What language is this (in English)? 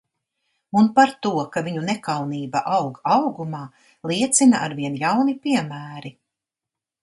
Latvian